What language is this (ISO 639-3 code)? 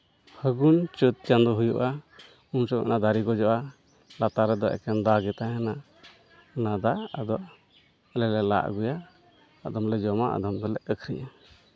sat